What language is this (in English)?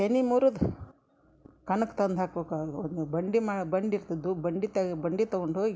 Kannada